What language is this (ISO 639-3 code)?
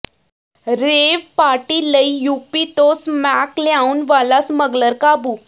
pan